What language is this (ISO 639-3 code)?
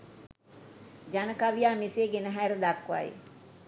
sin